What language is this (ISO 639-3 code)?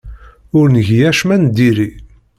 kab